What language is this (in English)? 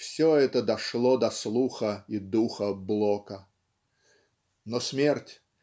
Russian